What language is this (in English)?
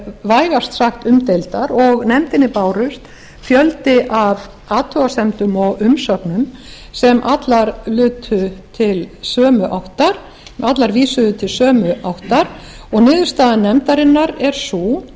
Icelandic